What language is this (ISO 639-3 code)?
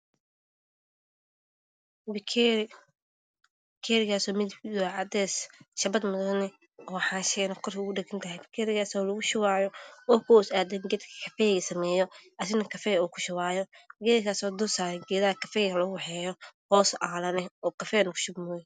som